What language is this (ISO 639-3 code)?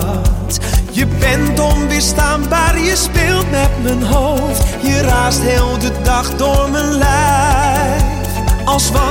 nld